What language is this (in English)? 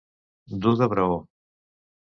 Catalan